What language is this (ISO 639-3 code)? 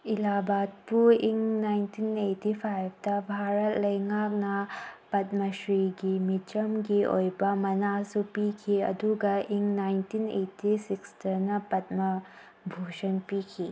mni